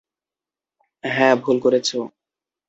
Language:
Bangla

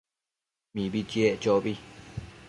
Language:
Matsés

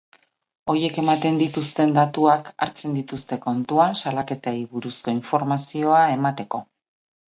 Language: Basque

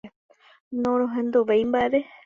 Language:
Guarani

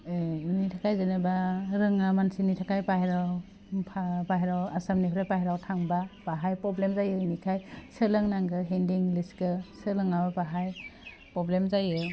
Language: Bodo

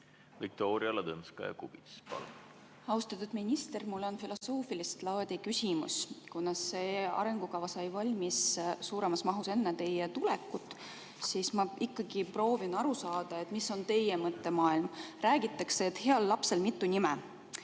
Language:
Estonian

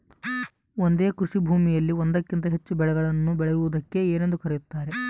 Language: Kannada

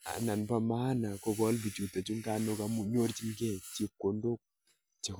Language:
Kalenjin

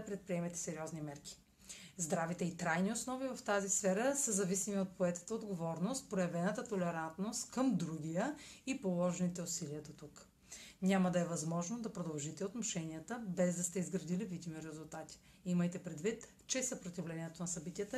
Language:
Bulgarian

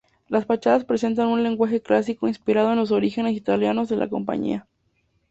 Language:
Spanish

